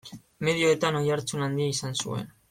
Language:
Basque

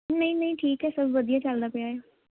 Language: Punjabi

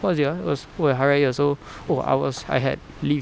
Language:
English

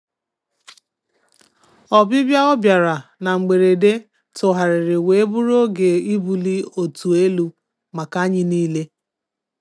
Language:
Igbo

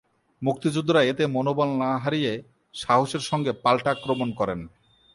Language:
Bangla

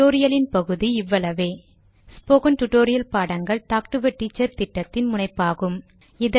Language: Tamil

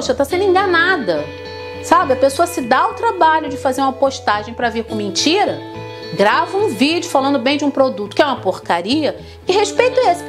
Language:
Portuguese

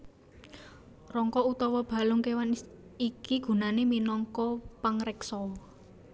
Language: Javanese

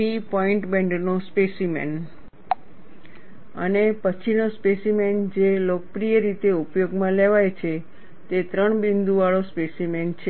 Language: Gujarati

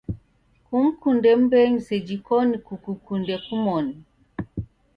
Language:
Taita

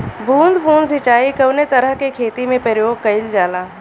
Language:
Bhojpuri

